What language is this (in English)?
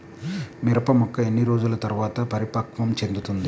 Telugu